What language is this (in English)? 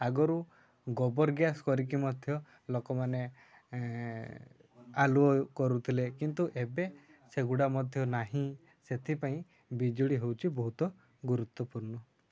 Odia